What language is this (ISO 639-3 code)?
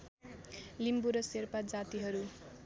nep